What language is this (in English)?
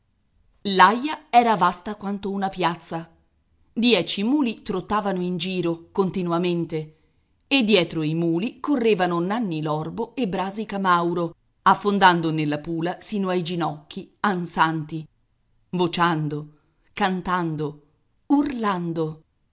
Italian